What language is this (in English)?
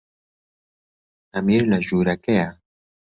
Central Kurdish